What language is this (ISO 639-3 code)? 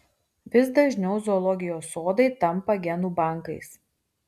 lit